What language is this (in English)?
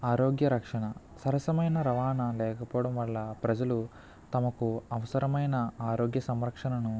Telugu